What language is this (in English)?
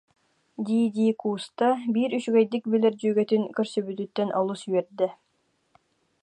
Yakut